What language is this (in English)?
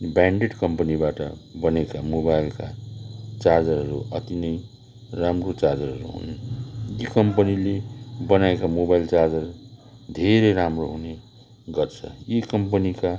Nepali